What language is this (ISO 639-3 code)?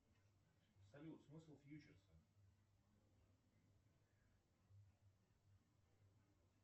rus